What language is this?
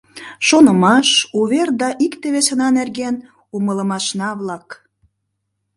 Mari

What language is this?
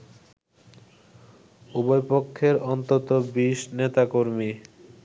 Bangla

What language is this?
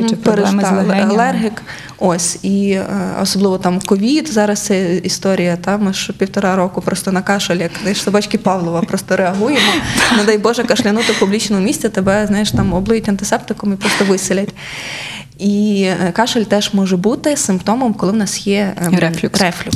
Ukrainian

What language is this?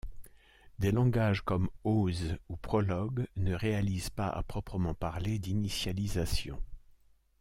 French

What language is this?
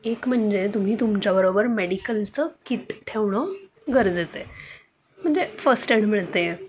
Marathi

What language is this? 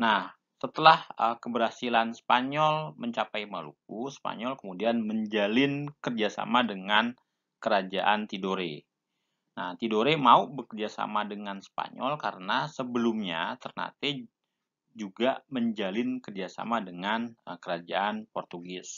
Indonesian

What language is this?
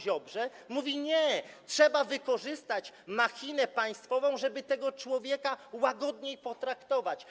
Polish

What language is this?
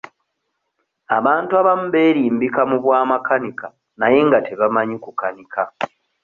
Ganda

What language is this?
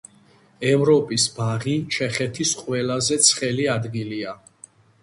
Georgian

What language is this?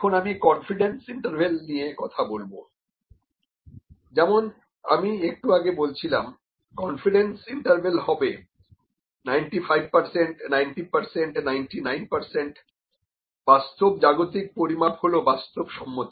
Bangla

